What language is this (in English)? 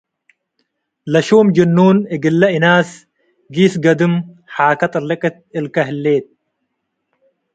Tigre